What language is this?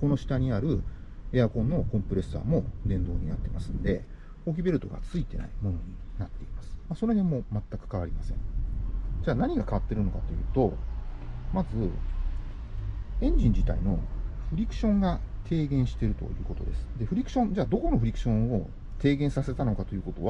Japanese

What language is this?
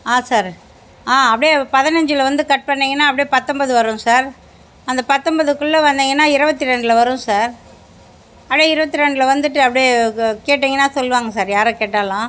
Tamil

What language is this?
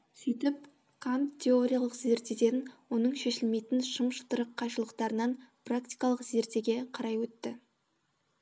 Kazakh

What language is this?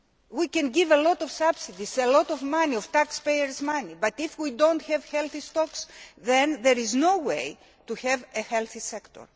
English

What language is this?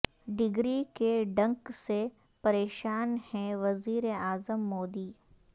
Urdu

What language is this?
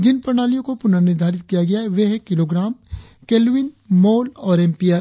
Hindi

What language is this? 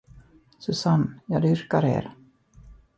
Swedish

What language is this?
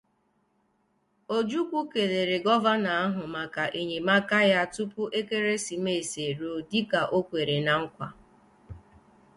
Igbo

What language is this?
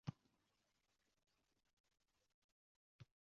Uzbek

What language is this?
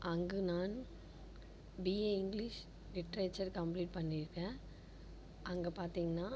Tamil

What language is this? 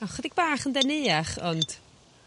Welsh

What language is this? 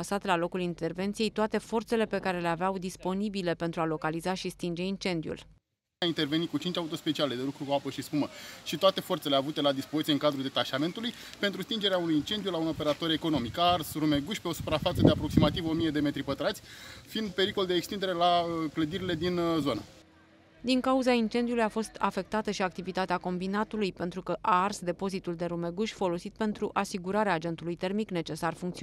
Romanian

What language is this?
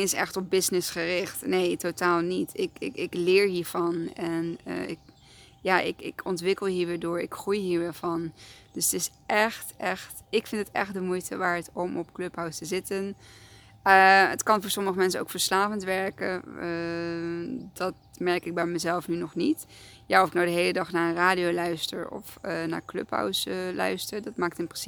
Dutch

